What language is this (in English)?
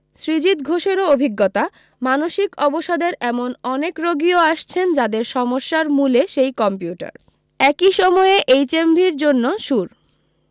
Bangla